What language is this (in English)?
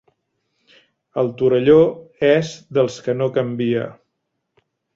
Catalan